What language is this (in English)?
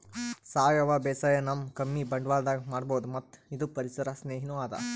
Kannada